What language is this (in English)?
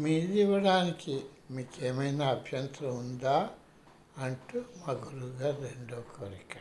Telugu